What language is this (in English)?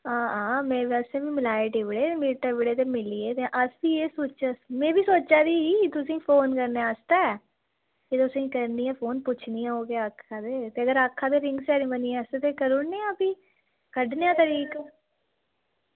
Dogri